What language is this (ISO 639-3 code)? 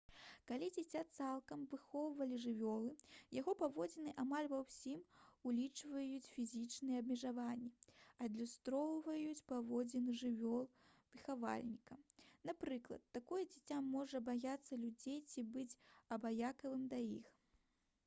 bel